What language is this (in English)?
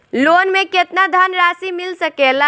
Bhojpuri